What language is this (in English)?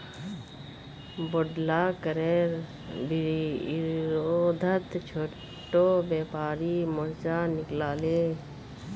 Magahi